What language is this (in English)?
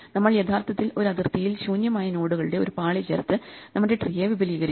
Malayalam